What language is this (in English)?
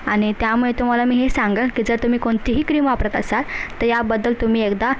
Marathi